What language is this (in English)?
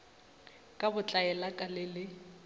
Northern Sotho